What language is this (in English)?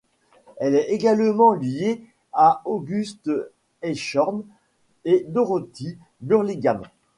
French